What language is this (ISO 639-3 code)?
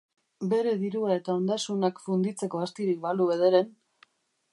eus